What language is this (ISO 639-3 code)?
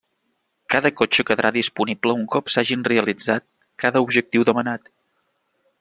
cat